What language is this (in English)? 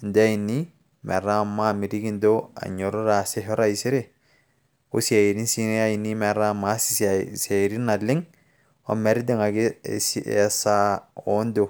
Masai